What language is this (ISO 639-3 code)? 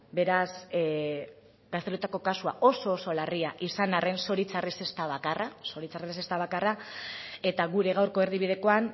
eus